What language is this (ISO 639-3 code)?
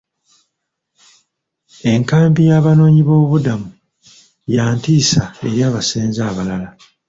lug